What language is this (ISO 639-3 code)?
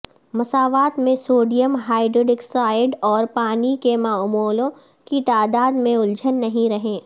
urd